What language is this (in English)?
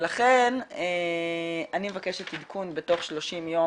Hebrew